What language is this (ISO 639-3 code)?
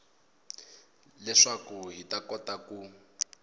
tso